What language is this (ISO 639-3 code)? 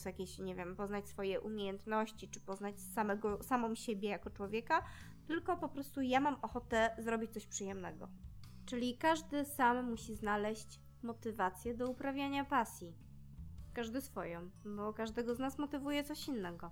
pol